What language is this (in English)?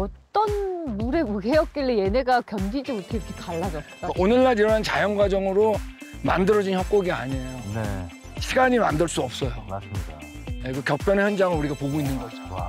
Korean